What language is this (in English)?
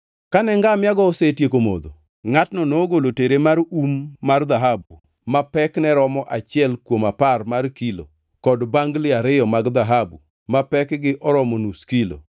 Luo (Kenya and Tanzania)